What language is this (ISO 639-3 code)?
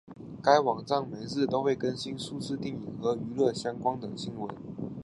zho